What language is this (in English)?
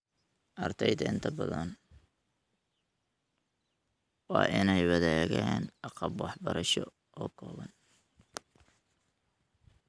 Somali